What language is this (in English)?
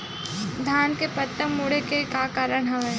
Chhattisgarhi